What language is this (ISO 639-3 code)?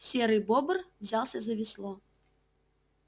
rus